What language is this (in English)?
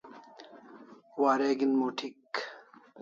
Kalasha